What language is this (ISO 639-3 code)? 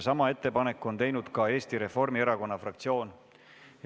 est